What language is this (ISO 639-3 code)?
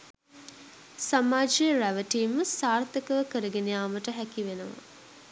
sin